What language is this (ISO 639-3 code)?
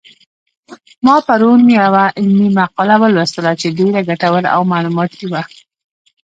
pus